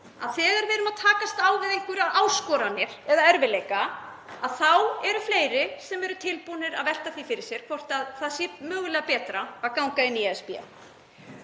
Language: Icelandic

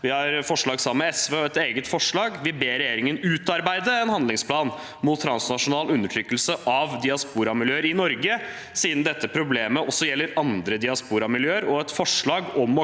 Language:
Norwegian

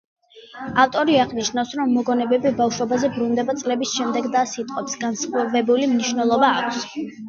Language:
Georgian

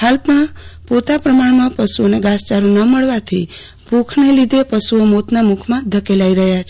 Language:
Gujarati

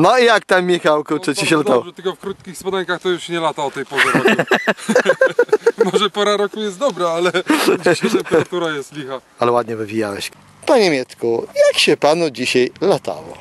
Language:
Polish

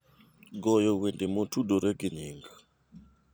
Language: Luo (Kenya and Tanzania)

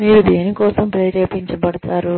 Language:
Telugu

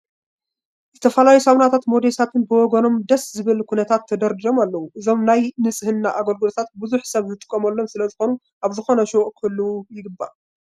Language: Tigrinya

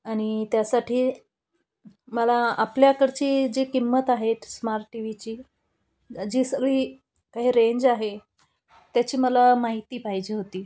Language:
Marathi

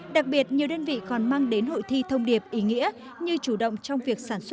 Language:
Vietnamese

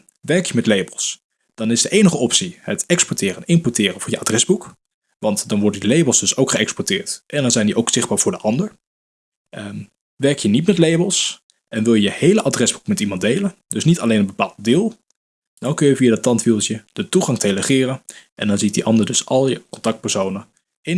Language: Dutch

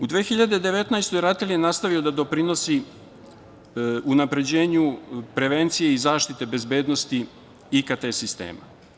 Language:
Serbian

